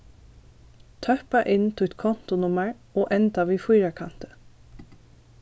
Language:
Faroese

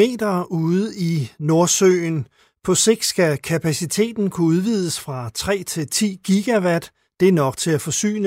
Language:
Danish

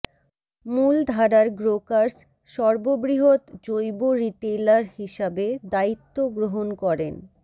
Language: Bangla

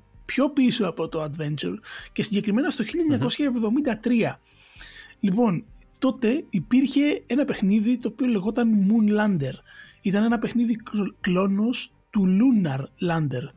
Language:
Greek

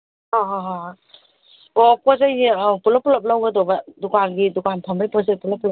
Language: Manipuri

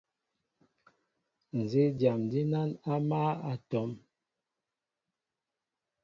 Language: Mbo (Cameroon)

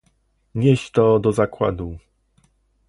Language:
Polish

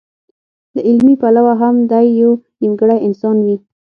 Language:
Pashto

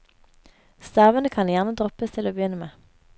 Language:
Norwegian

